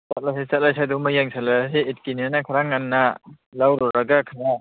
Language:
Manipuri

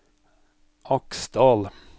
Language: Norwegian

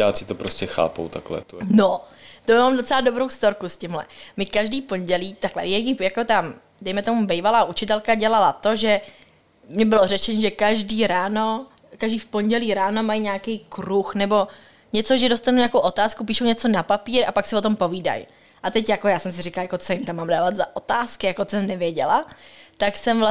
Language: Czech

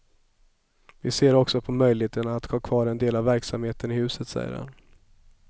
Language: Swedish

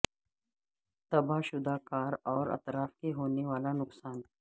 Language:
Urdu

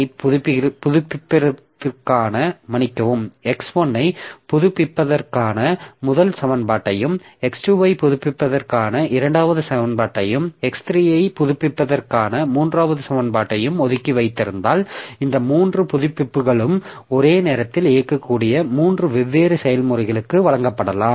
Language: Tamil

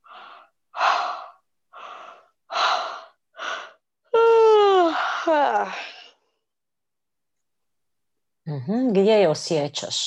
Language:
Croatian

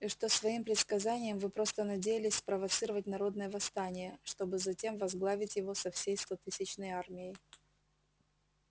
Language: Russian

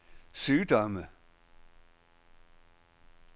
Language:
Danish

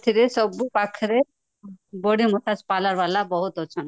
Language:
Odia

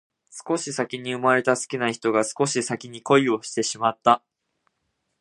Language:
Japanese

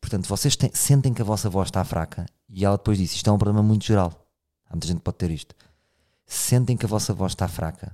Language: Portuguese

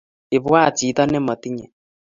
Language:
Kalenjin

